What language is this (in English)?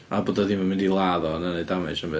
Welsh